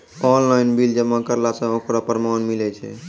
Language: Maithili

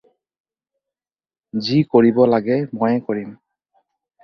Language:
Assamese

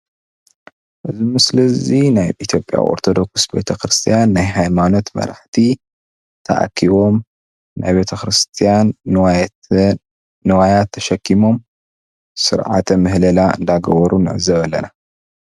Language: Tigrinya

